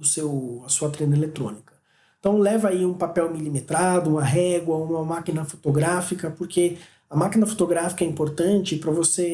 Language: Portuguese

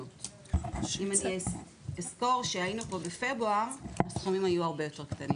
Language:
Hebrew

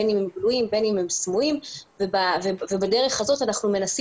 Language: Hebrew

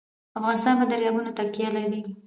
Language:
Pashto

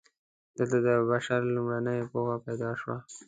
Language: Pashto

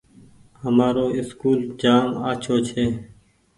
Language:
Goaria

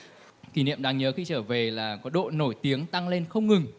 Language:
Vietnamese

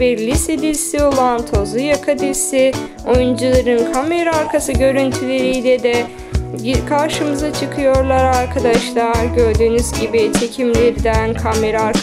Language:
Turkish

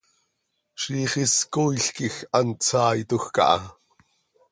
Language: Seri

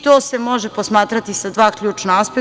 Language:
Serbian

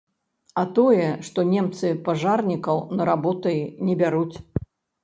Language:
Belarusian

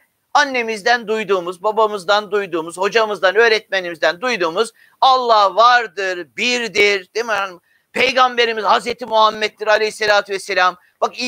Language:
Turkish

